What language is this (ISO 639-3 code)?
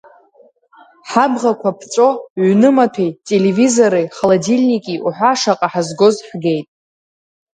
abk